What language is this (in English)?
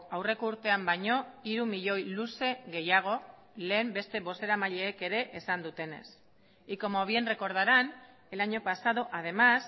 Basque